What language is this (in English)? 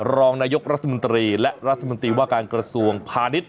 Thai